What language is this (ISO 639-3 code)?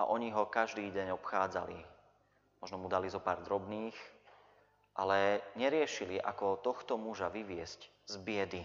slk